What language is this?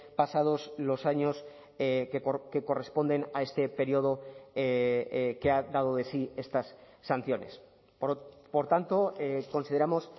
Spanish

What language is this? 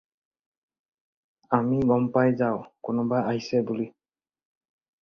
Assamese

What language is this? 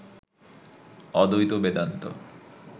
Bangla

